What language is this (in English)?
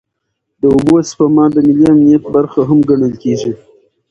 Pashto